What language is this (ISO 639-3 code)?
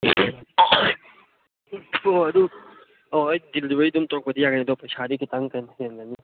mni